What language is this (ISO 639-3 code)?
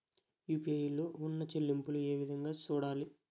tel